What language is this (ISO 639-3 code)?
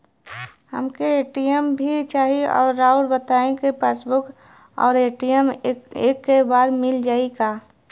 bho